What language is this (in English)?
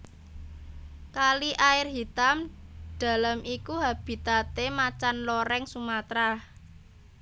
Javanese